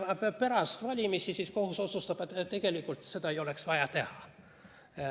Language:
Estonian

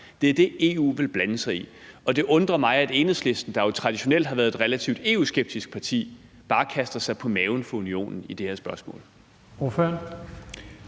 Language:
Danish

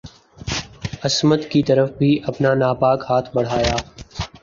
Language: Urdu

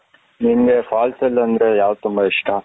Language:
Kannada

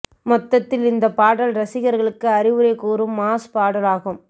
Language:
Tamil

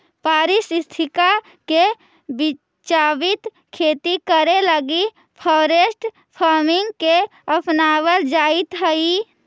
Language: Magahi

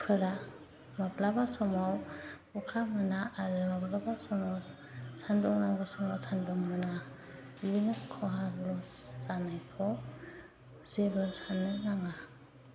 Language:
Bodo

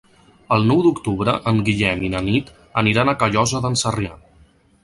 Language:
Catalan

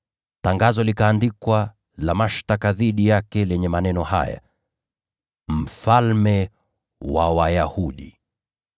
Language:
Swahili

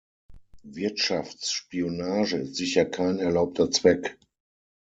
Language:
German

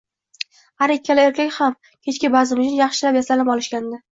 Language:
Uzbek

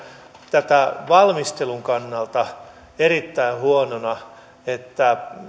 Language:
Finnish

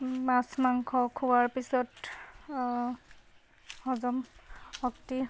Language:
Assamese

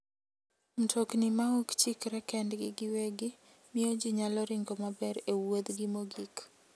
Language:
Luo (Kenya and Tanzania)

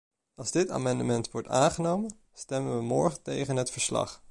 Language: Dutch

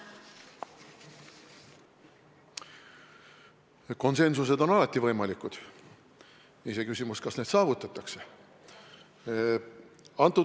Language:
Estonian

